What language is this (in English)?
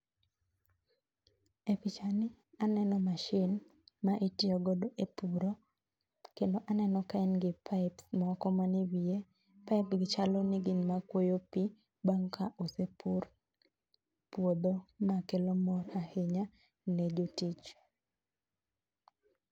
Luo (Kenya and Tanzania)